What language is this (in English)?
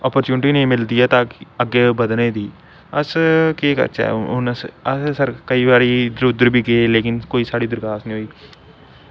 Dogri